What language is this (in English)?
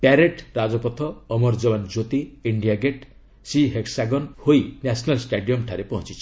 Odia